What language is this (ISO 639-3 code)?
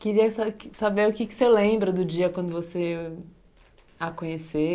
por